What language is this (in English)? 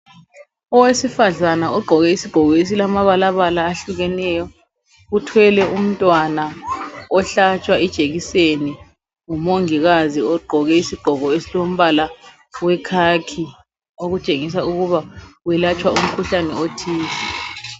North Ndebele